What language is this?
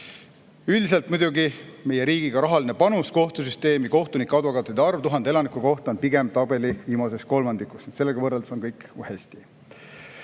Estonian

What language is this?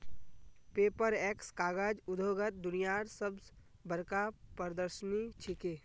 Magahi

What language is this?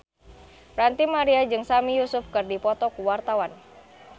Sundanese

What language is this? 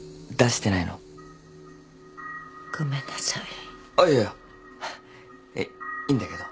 Japanese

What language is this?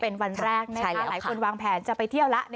Thai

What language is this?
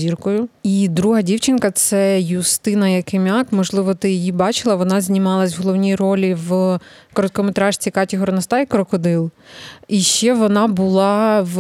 Ukrainian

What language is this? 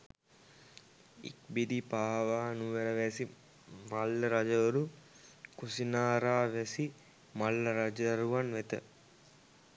Sinhala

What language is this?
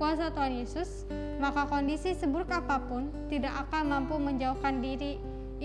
Indonesian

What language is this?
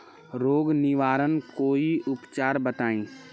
Bhojpuri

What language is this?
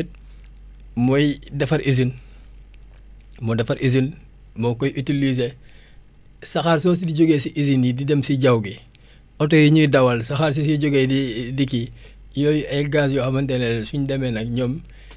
Wolof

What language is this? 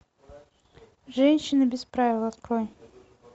Russian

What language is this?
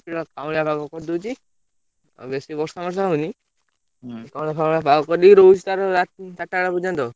Odia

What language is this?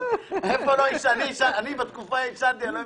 Hebrew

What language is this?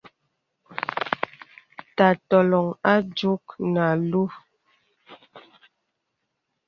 Bebele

